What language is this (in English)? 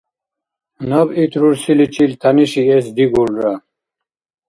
Dargwa